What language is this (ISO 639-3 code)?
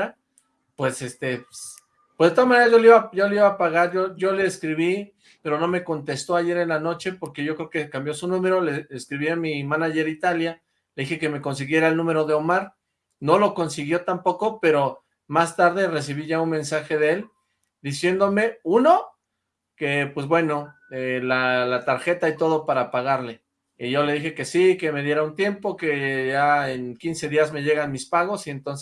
spa